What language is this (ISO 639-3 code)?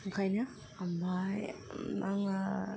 brx